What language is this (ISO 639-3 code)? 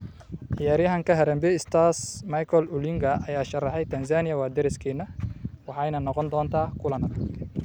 som